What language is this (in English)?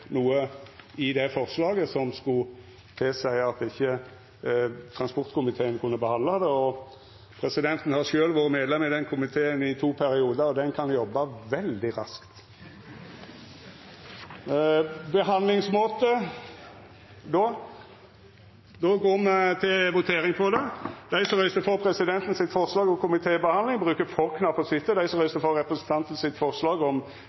Norwegian Nynorsk